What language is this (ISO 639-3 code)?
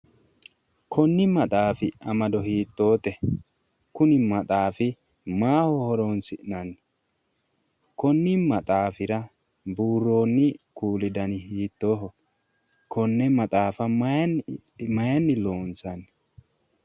sid